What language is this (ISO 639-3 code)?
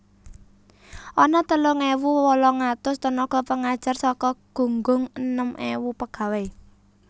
jav